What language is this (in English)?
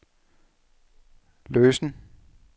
Danish